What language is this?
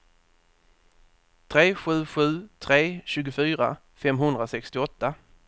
Swedish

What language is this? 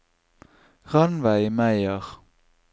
Norwegian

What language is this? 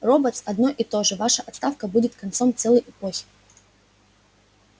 Russian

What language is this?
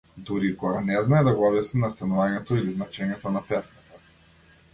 Macedonian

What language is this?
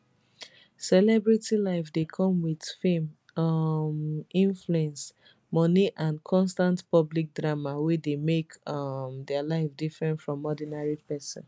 Nigerian Pidgin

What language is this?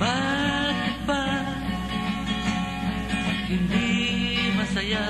Filipino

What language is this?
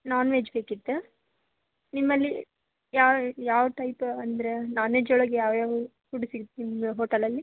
Kannada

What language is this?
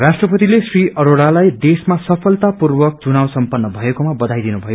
Nepali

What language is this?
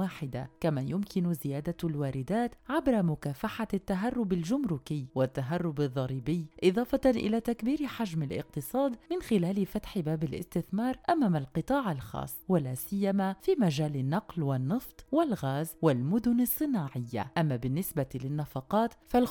Arabic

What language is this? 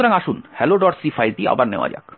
Bangla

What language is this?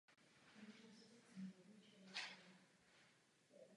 Czech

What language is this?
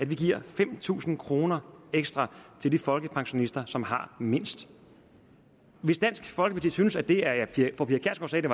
Danish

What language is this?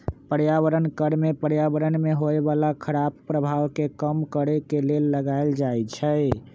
Magahi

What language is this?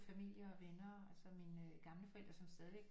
Danish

